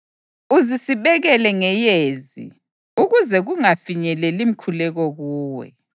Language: North Ndebele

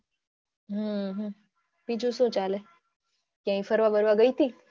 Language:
Gujarati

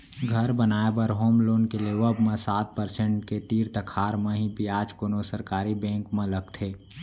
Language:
Chhattisgarhi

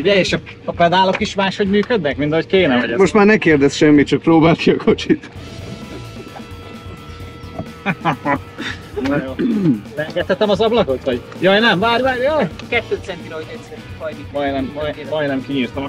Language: Hungarian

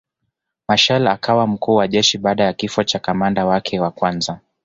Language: Swahili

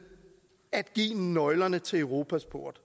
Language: Danish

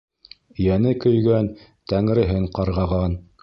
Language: Bashkir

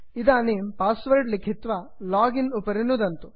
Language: Sanskrit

